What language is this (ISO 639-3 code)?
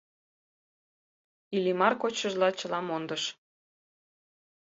chm